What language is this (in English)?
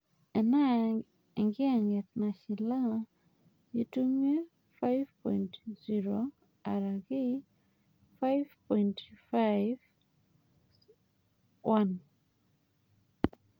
Masai